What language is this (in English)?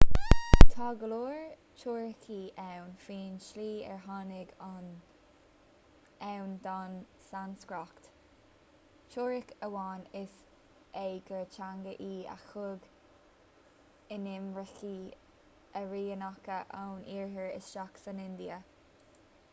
Irish